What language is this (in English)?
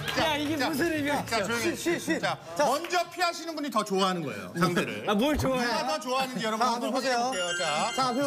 Korean